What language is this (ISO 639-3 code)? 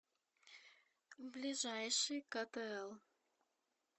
rus